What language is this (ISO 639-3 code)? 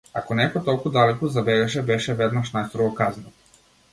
mkd